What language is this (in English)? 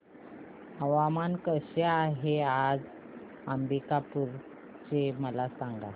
Marathi